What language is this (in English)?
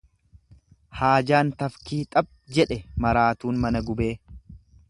Oromo